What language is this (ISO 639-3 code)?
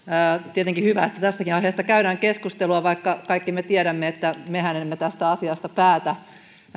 fin